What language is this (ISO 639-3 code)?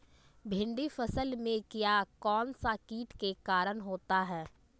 mag